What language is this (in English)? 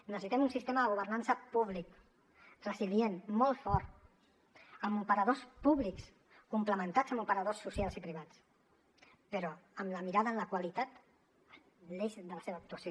Catalan